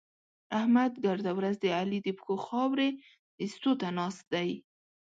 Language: Pashto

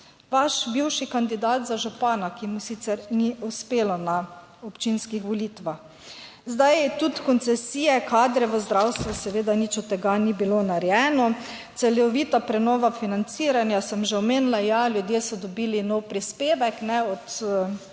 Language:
Slovenian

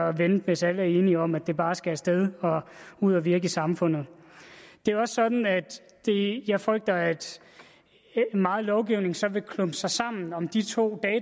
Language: Danish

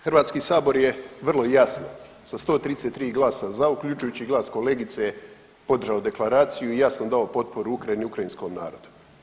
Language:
Croatian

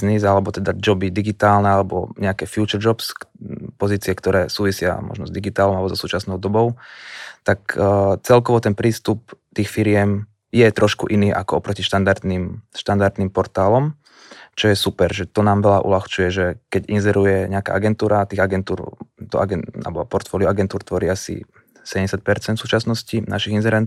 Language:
Slovak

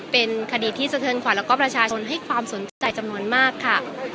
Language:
Thai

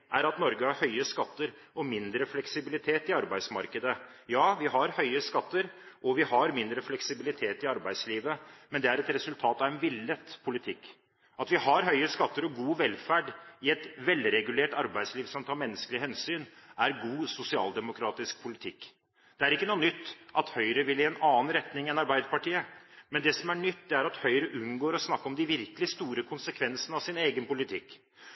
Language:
Norwegian Bokmål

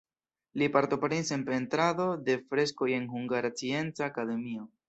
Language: Esperanto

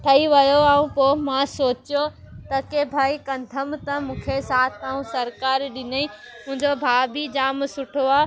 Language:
Sindhi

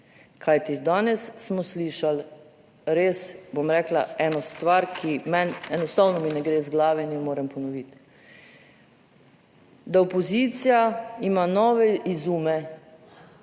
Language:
Slovenian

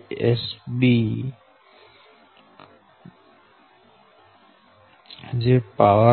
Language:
Gujarati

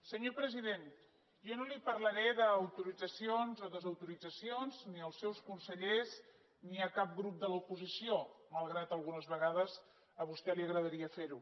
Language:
Catalan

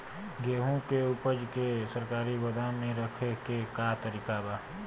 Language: Bhojpuri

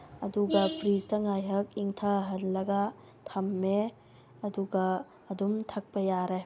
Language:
Manipuri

